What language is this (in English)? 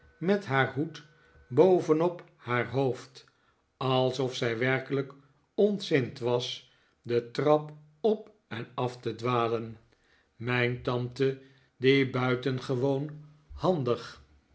Dutch